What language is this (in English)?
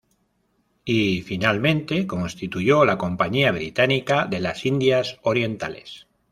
Spanish